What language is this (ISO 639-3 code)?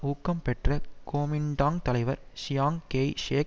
tam